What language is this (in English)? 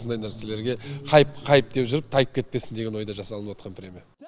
Kazakh